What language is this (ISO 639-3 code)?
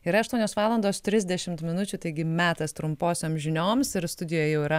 lit